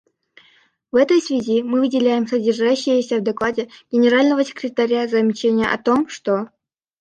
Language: Russian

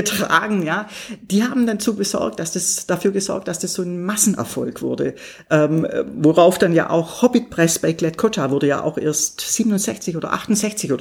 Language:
German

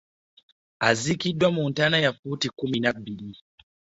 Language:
Ganda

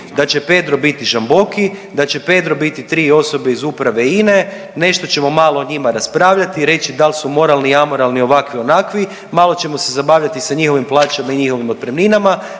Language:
Croatian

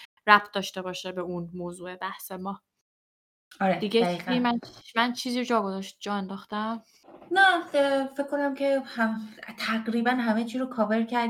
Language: Persian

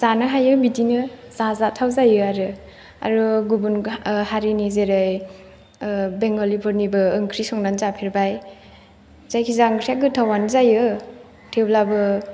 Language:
Bodo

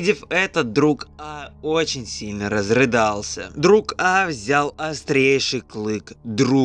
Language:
Russian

